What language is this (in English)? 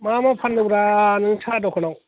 Bodo